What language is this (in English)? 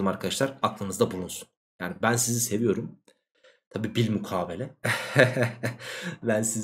Turkish